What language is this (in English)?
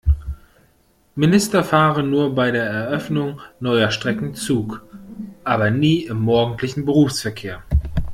German